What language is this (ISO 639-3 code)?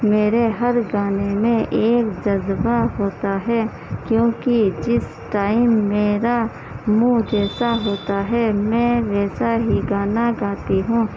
urd